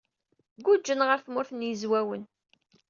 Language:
Kabyle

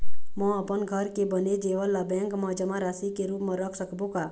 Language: Chhattisgarhi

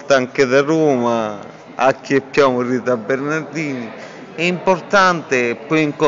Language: Italian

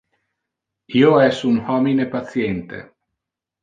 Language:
Interlingua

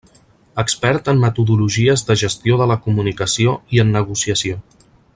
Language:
Catalan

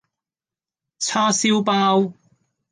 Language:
Cantonese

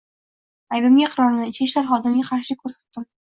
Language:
Uzbek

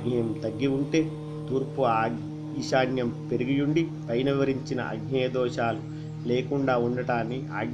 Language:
Indonesian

